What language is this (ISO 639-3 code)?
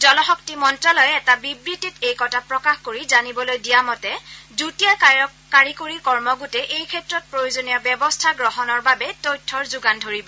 asm